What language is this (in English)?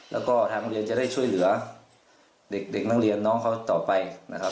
Thai